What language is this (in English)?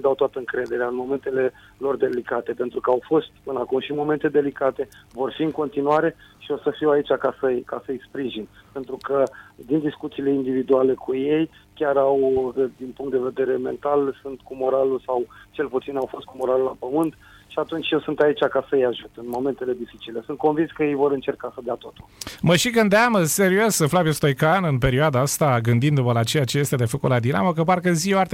Romanian